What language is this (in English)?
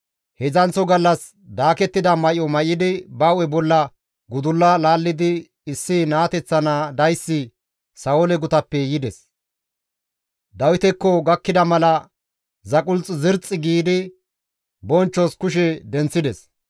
Gamo